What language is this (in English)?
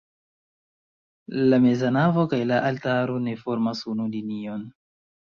Esperanto